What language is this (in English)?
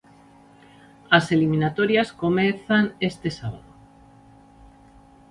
Galician